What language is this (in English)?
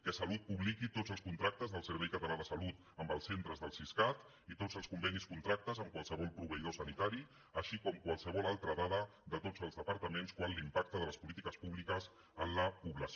Catalan